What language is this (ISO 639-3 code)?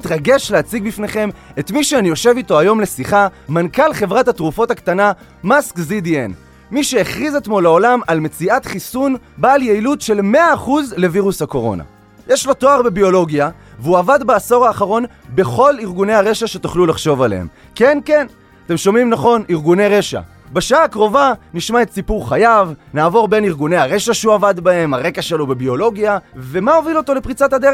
heb